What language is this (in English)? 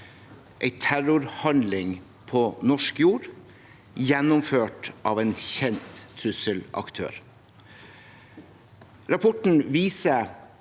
Norwegian